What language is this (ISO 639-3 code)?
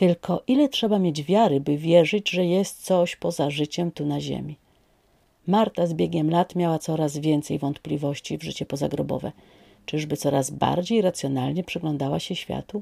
pol